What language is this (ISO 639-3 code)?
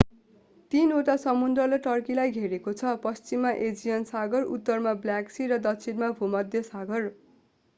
nep